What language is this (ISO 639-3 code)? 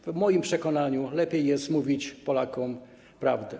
pol